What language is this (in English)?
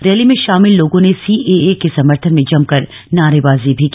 Hindi